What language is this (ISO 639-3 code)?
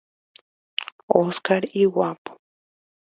grn